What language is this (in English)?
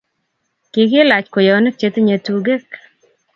Kalenjin